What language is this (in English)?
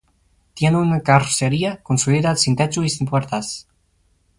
Spanish